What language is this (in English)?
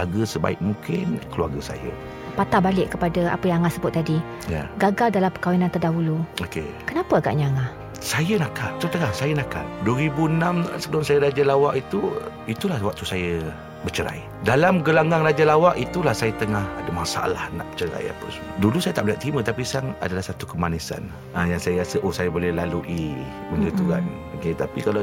Malay